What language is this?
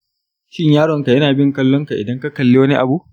Hausa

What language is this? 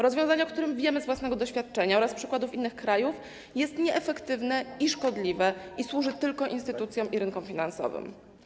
Polish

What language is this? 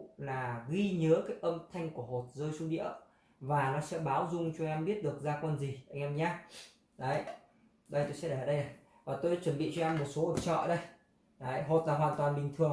Vietnamese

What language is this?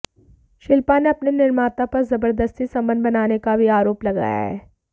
Hindi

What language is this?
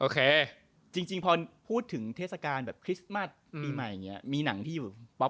Thai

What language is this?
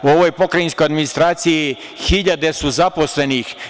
Serbian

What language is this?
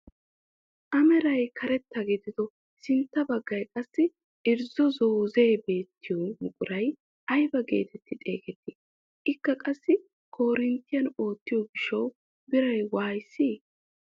Wolaytta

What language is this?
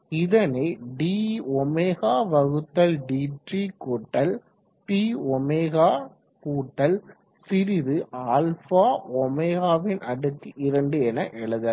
Tamil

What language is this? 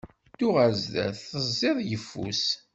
Kabyle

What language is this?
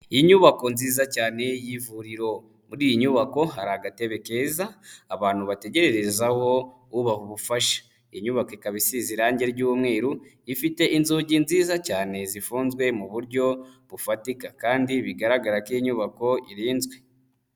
Kinyarwanda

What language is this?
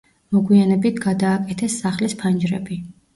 Georgian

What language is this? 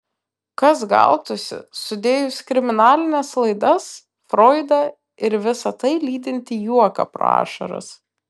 Lithuanian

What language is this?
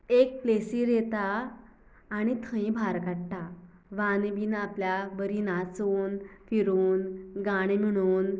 Konkani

